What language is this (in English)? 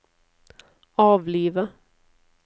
Norwegian